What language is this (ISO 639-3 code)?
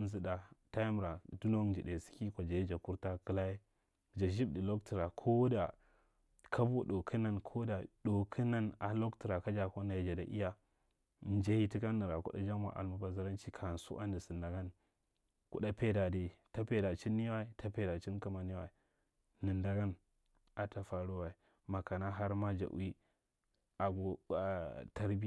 mrt